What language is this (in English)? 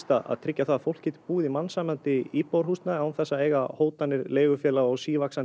Icelandic